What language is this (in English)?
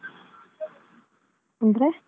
Kannada